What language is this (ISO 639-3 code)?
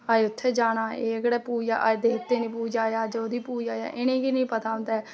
doi